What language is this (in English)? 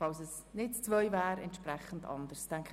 Swiss German